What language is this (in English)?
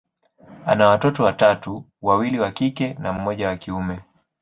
Swahili